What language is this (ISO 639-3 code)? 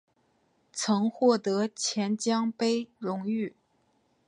zho